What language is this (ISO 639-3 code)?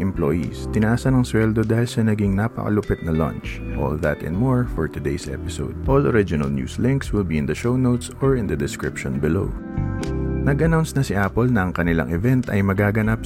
fil